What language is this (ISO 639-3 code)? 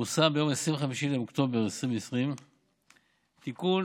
heb